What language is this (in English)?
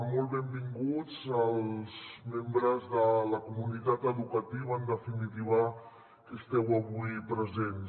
Catalan